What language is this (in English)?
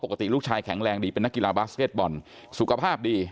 Thai